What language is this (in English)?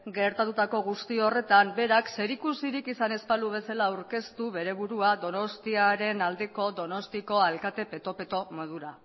Basque